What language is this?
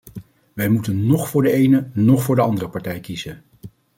Dutch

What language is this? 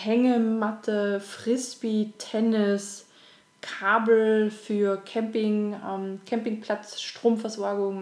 German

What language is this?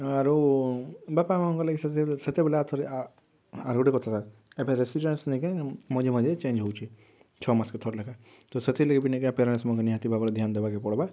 Odia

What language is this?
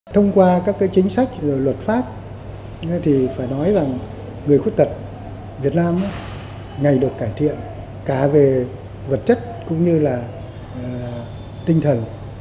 Vietnamese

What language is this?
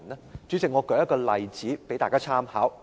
Cantonese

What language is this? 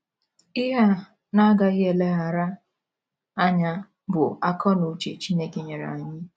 Igbo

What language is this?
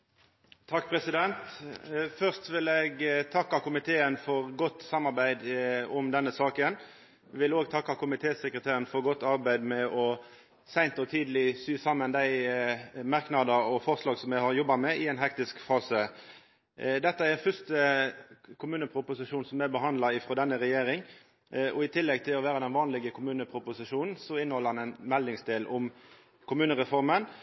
Norwegian Nynorsk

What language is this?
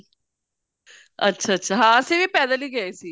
Punjabi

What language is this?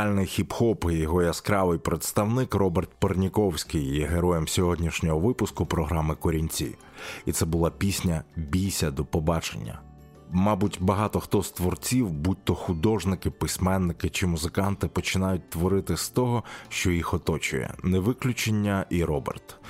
Ukrainian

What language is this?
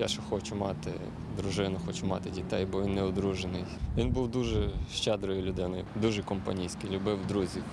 Ukrainian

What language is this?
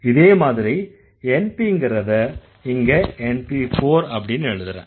Tamil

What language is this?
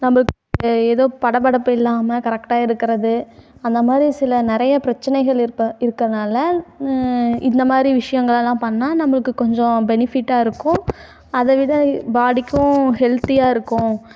Tamil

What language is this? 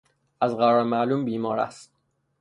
Persian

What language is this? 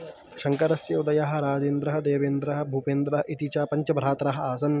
Sanskrit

